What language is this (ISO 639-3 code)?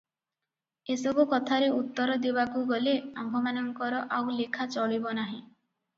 ori